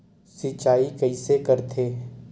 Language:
Chhattisgarhi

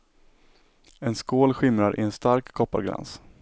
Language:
Swedish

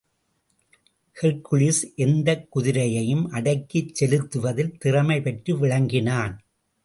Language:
Tamil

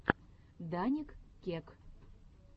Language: Russian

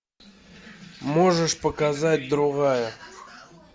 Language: Russian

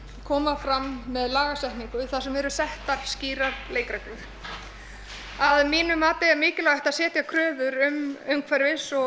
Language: Icelandic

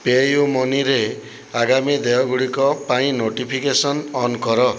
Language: Odia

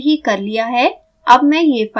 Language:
Hindi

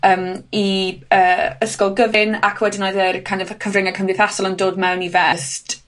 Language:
Welsh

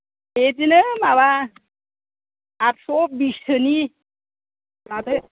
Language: Bodo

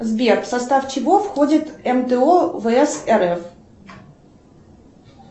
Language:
Russian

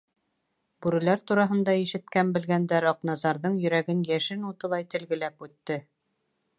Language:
Bashkir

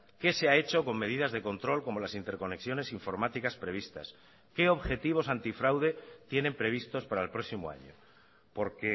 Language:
Spanish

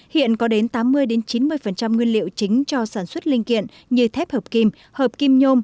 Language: Vietnamese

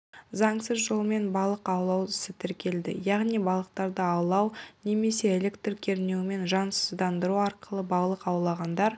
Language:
Kazakh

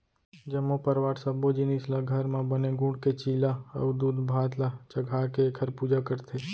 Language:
Chhattisgarhi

